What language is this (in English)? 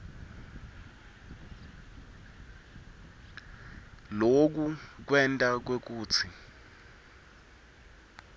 Swati